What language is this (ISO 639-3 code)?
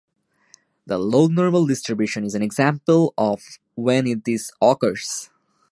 eng